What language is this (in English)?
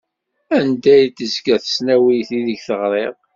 Kabyle